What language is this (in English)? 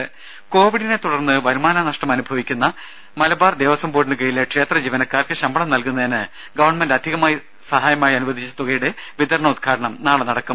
Malayalam